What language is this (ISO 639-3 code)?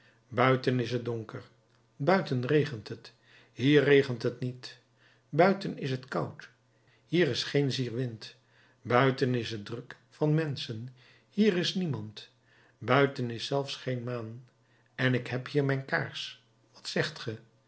nld